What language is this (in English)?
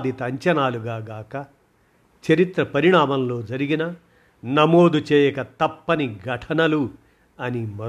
Telugu